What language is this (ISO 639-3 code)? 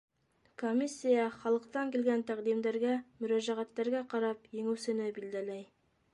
bak